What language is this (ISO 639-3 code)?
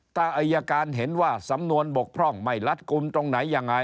tha